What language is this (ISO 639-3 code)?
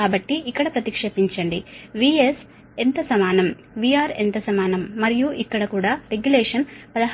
tel